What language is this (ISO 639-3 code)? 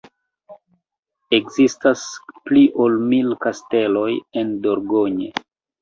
epo